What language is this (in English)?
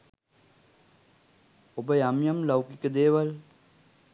Sinhala